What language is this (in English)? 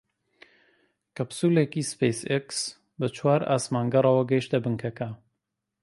Central Kurdish